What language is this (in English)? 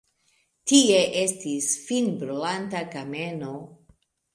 Esperanto